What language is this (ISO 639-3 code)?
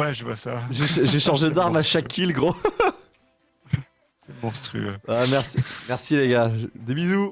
fra